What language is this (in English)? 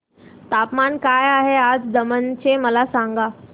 Marathi